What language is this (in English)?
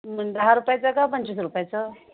Marathi